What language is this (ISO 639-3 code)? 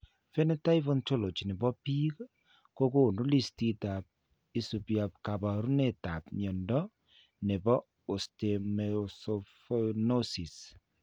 kln